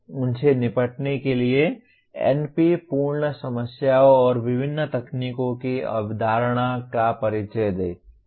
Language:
Hindi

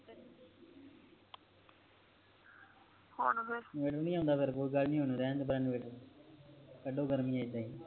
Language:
Punjabi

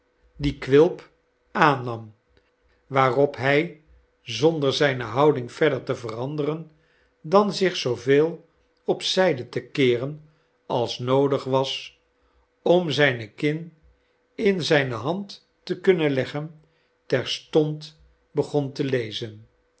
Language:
Dutch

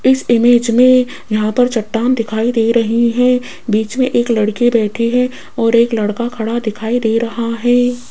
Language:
Hindi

